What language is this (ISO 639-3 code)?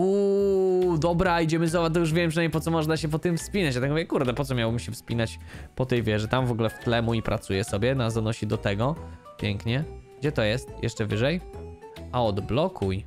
pol